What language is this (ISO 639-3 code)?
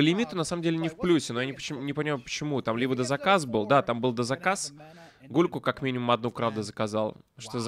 rus